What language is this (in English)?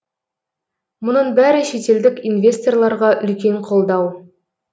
Kazakh